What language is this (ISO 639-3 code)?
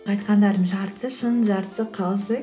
kaz